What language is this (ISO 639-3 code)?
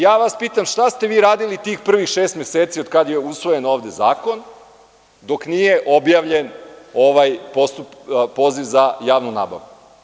srp